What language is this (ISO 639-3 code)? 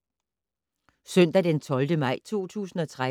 dan